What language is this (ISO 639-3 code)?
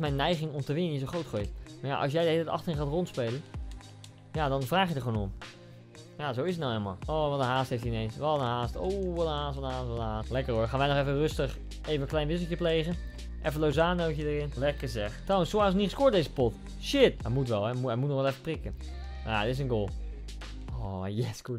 nld